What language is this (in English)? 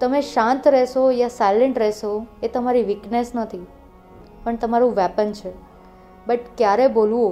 Gujarati